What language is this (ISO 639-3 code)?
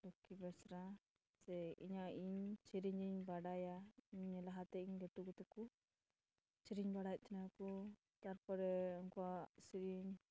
sat